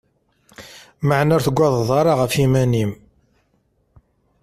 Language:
Kabyle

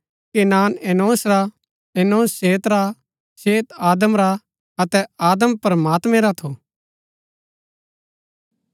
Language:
Gaddi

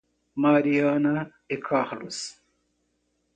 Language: Portuguese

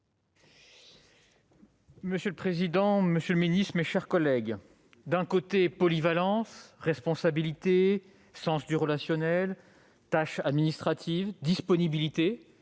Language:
French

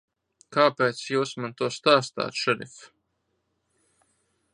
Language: Latvian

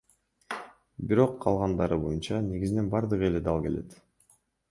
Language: Kyrgyz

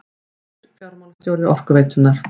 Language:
Icelandic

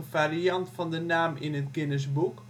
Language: Dutch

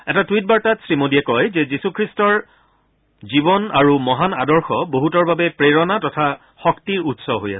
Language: Assamese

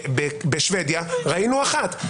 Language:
Hebrew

